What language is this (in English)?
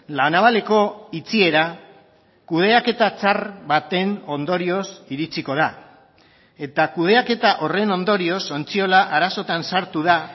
Basque